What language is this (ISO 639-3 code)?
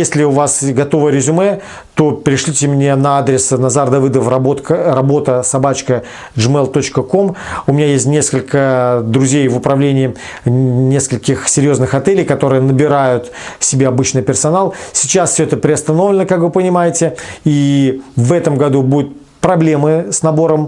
rus